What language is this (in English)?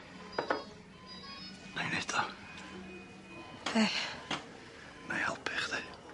Welsh